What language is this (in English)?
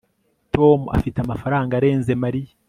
Kinyarwanda